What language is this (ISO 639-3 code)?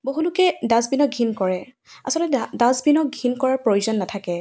asm